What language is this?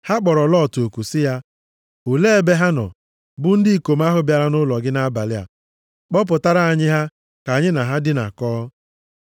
Igbo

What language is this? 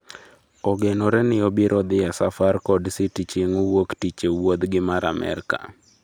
Luo (Kenya and Tanzania)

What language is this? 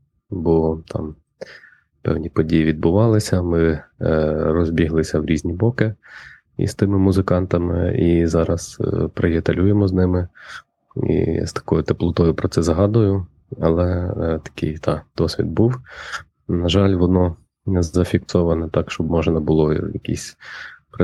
Ukrainian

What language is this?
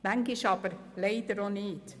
Swiss German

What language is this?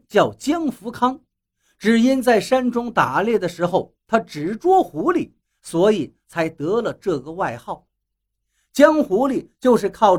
Chinese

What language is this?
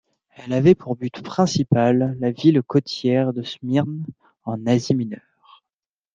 French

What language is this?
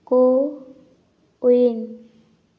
Santali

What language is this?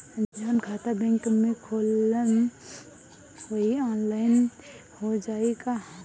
Bhojpuri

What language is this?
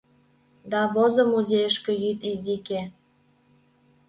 Mari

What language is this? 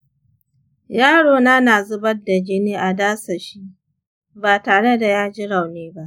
Hausa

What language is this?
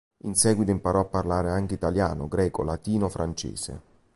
Italian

